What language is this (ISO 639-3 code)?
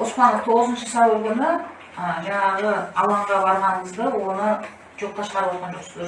tur